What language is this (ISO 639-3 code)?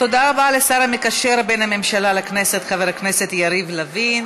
heb